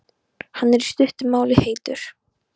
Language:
Icelandic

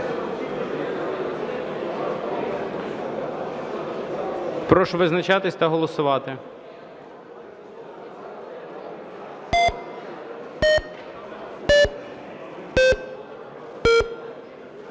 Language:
Ukrainian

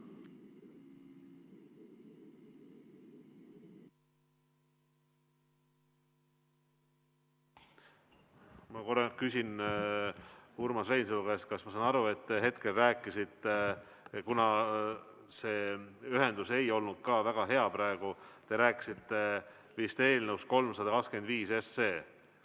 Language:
Estonian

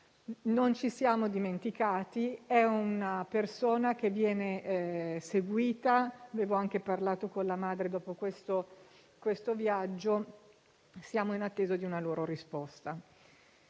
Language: Italian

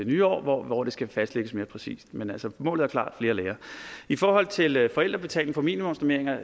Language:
Danish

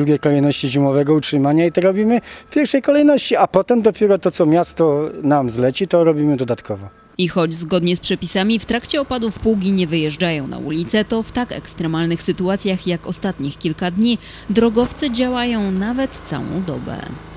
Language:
Polish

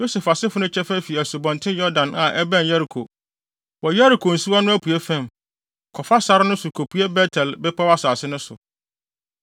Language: Akan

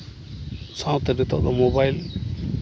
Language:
Santali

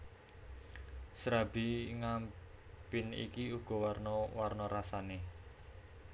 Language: Javanese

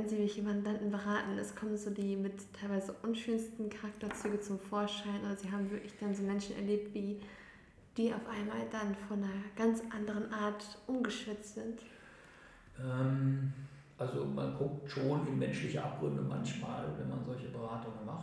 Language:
German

